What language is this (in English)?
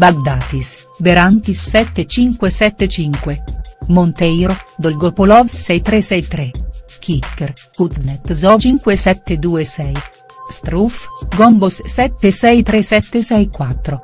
Italian